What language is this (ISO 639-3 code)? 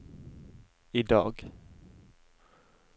nor